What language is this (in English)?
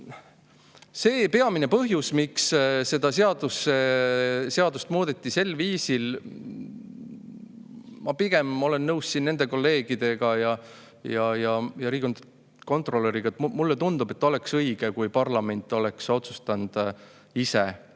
Estonian